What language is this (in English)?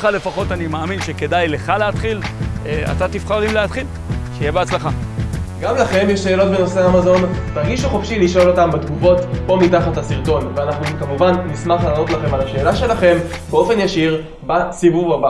Hebrew